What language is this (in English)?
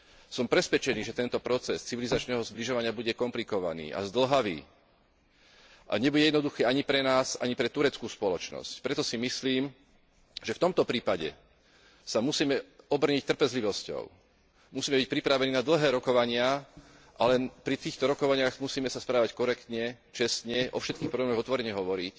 Slovak